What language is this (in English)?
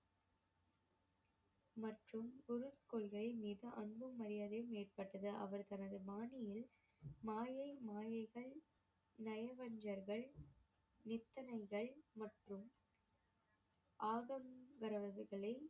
Tamil